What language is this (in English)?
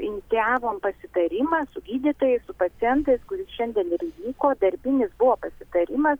Lithuanian